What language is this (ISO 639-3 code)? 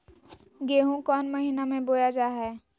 mag